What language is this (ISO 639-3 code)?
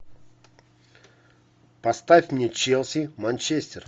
rus